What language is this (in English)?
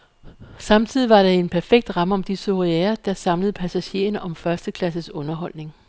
Danish